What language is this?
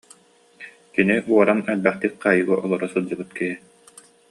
Yakut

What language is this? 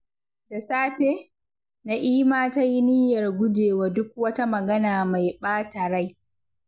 Hausa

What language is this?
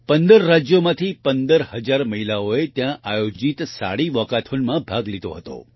Gujarati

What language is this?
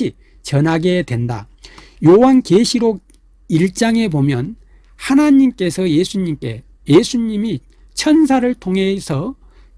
Korean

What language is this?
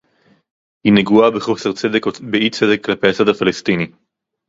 Hebrew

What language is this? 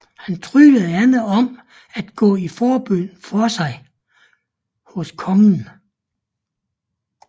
Danish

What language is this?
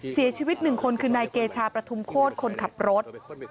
Thai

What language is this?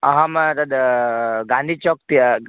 Sanskrit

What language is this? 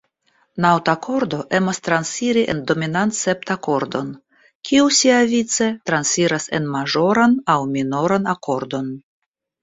Esperanto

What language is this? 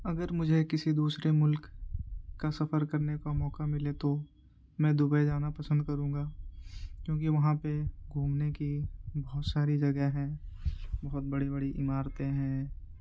Urdu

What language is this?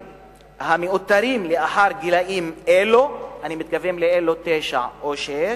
Hebrew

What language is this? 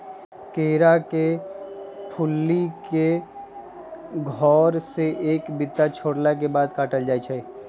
Magahi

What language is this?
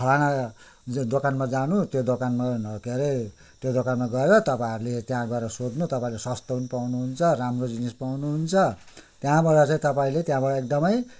Nepali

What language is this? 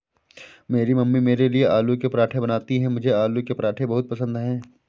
Hindi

